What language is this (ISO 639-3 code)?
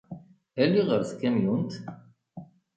kab